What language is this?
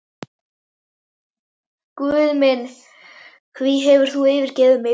Icelandic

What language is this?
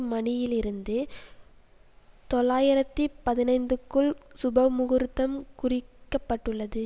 Tamil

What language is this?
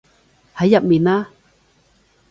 Cantonese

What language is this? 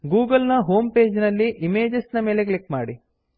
Kannada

